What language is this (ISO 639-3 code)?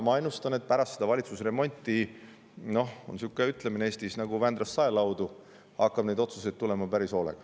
est